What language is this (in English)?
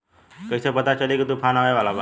Bhojpuri